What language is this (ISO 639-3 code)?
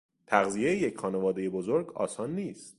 fas